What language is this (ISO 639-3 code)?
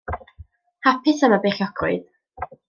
cym